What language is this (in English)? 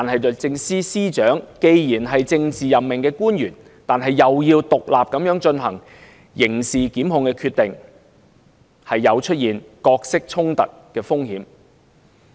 Cantonese